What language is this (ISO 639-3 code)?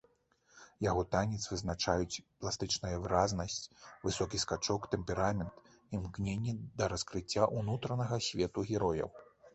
bel